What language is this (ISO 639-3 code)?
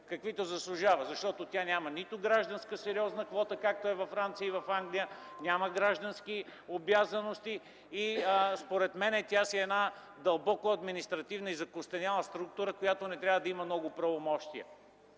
bul